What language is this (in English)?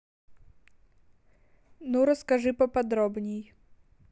Russian